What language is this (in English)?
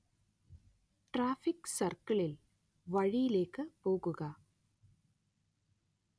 Malayalam